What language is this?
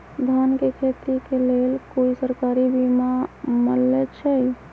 Magahi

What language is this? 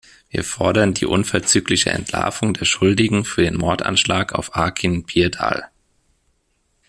German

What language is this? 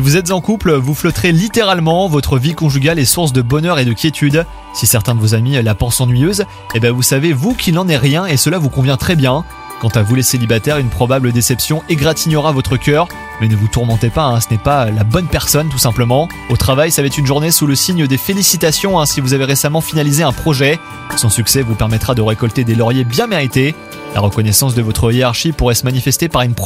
French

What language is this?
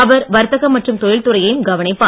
Tamil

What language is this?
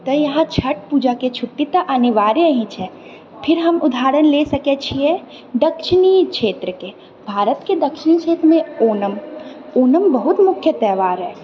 Maithili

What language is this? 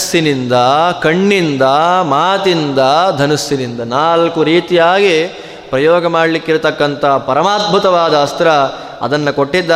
Kannada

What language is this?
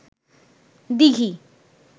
Bangla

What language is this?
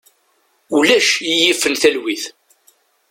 Kabyle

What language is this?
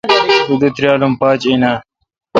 Kalkoti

